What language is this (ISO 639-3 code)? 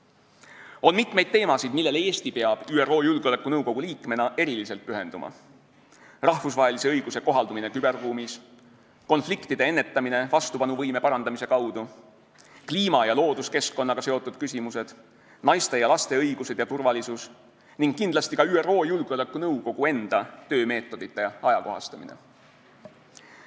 est